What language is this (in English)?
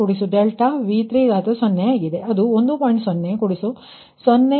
Kannada